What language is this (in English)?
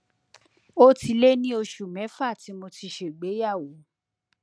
Yoruba